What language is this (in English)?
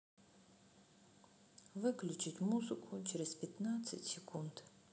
Russian